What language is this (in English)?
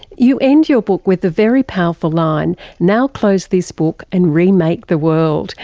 English